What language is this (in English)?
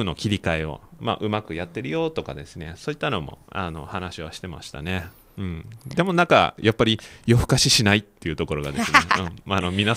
Japanese